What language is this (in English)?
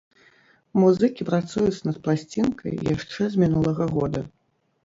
Belarusian